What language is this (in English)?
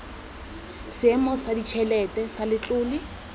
Tswana